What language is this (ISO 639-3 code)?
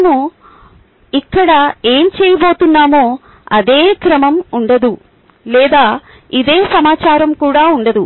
tel